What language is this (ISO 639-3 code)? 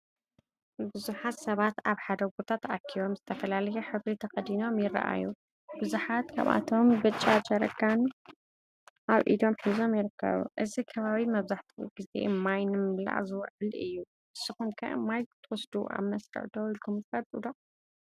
tir